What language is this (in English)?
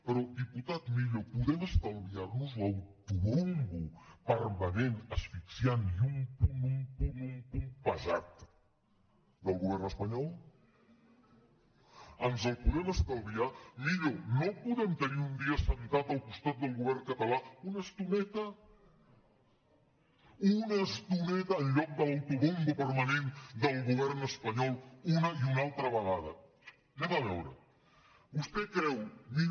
Catalan